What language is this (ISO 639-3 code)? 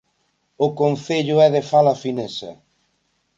glg